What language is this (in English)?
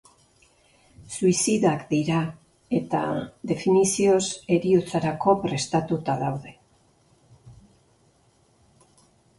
Basque